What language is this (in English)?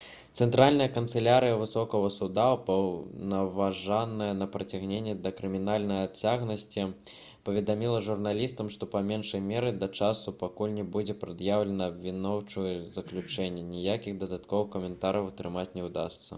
Belarusian